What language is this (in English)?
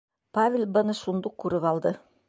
Bashkir